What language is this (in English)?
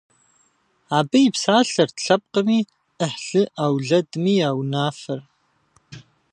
Kabardian